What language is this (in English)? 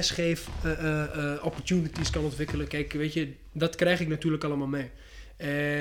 Dutch